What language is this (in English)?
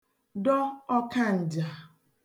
Igbo